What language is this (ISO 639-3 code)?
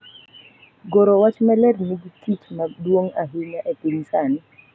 luo